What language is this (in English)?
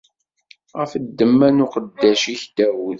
Kabyle